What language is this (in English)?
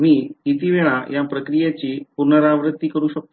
Marathi